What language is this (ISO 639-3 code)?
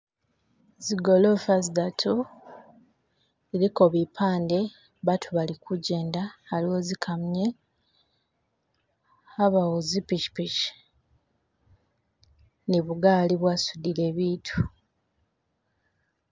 myx